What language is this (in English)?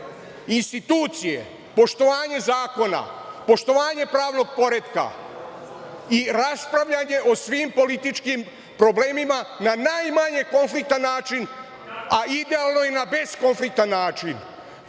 Serbian